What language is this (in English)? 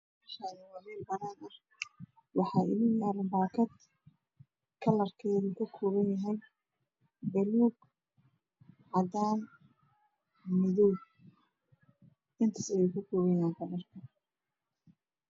Somali